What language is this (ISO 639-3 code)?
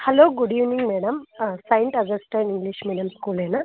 tel